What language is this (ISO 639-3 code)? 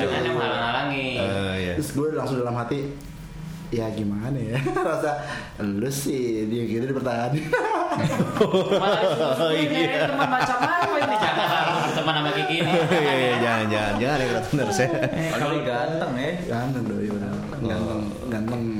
ind